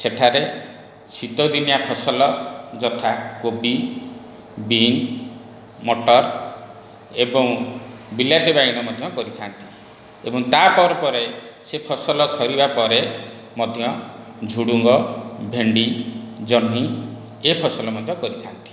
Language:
Odia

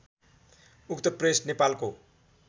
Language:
Nepali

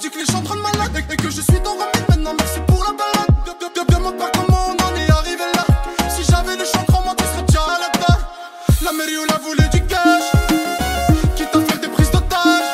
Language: Romanian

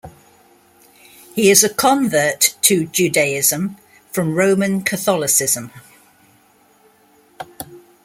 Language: English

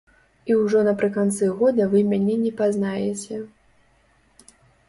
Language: Belarusian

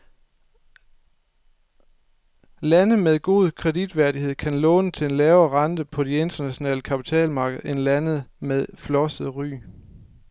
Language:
Danish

